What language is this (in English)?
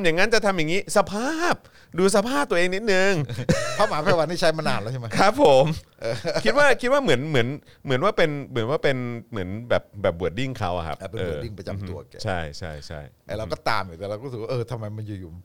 Thai